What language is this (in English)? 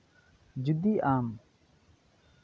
Santali